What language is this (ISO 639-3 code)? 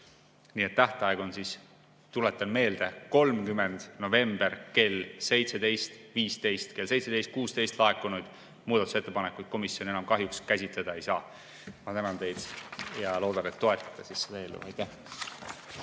est